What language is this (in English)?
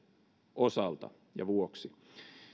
Finnish